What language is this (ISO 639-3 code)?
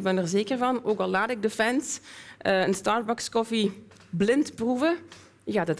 nld